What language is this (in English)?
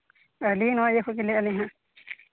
Santali